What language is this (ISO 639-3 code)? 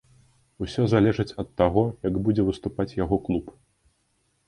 bel